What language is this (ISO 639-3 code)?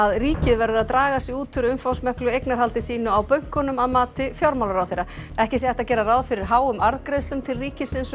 isl